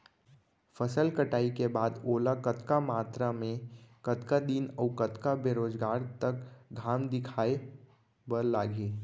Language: Chhattisgarhi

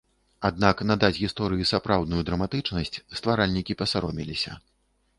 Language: Belarusian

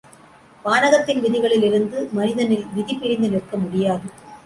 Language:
Tamil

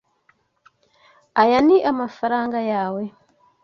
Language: Kinyarwanda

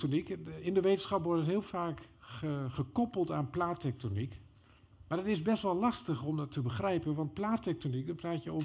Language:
Dutch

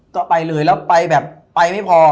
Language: Thai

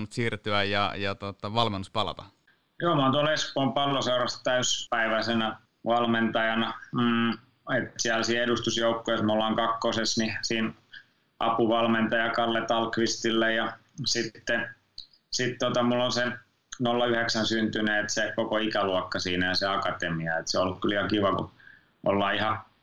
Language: Finnish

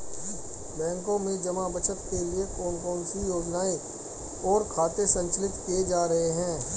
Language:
Hindi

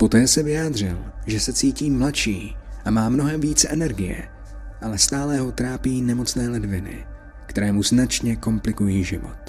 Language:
Czech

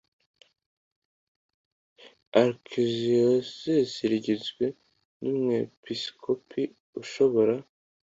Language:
Kinyarwanda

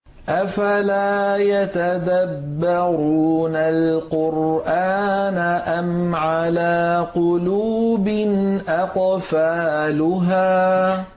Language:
Arabic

